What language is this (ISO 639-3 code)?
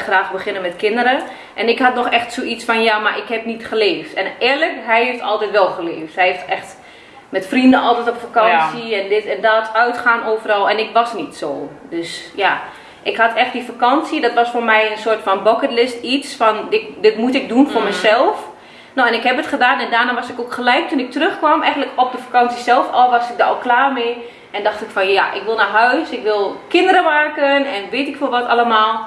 nld